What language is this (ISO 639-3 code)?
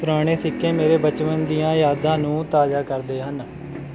pan